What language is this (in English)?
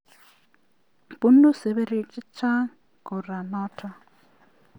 Kalenjin